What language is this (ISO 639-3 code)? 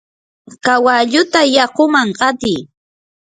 qur